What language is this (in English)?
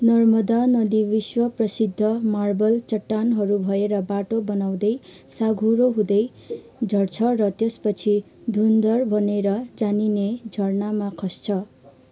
Nepali